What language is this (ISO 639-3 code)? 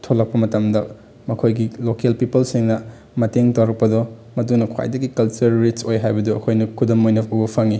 mni